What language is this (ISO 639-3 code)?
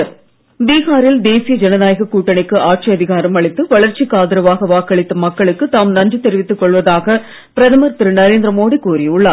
tam